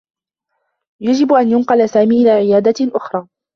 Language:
Arabic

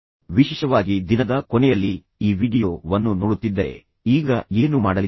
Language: Kannada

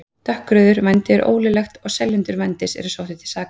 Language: Icelandic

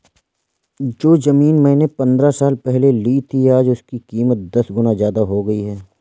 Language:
Hindi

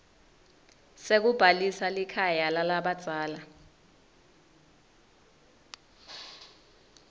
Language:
Swati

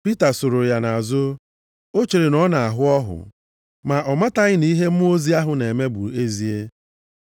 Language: Igbo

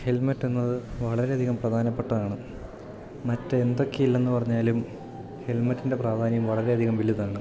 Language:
Malayalam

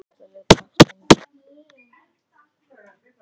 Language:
Icelandic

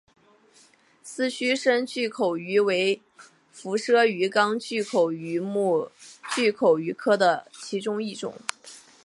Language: Chinese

